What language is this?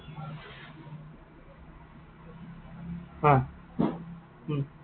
Assamese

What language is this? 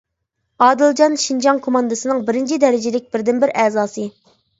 Uyghur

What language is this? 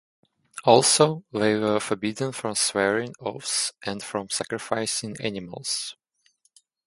English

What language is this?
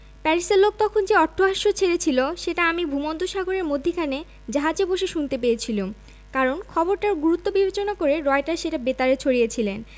Bangla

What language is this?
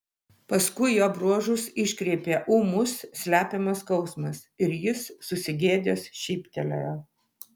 Lithuanian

